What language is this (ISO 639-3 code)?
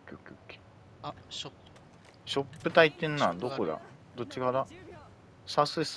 jpn